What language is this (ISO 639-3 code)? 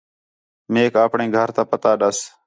xhe